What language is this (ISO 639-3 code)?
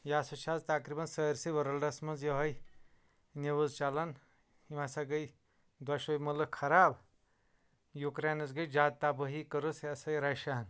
kas